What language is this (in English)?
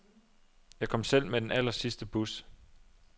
Danish